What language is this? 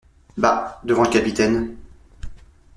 French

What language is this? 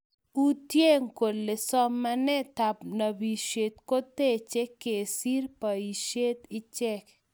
Kalenjin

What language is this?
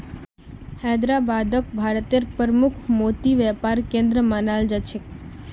Magahi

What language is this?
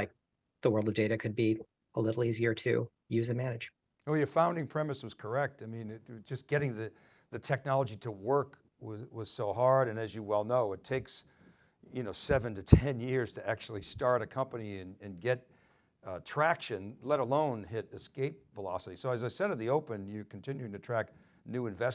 English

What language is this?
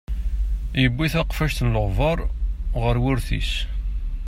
Kabyle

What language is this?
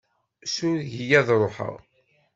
Kabyle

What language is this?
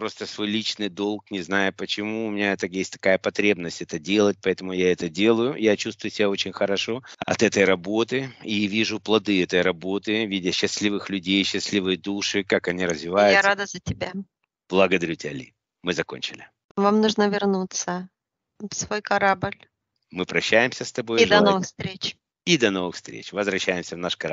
Russian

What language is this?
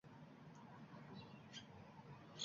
Uzbek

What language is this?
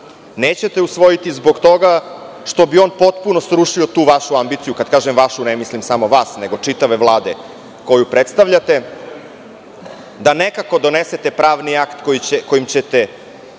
Serbian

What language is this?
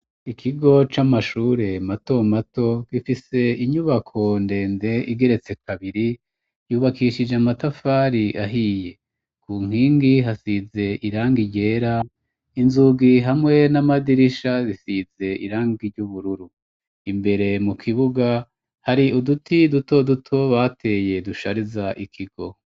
Rundi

